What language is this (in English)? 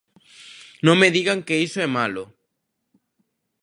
Galician